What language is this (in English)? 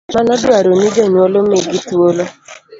Luo (Kenya and Tanzania)